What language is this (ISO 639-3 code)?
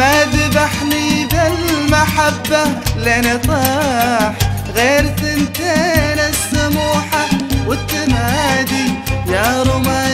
ara